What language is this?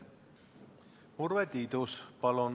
Estonian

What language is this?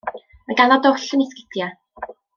Welsh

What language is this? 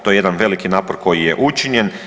Croatian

